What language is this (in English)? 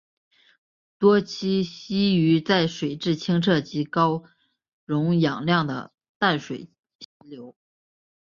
Chinese